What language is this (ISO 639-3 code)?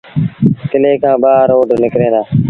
sbn